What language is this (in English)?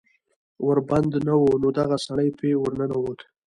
Pashto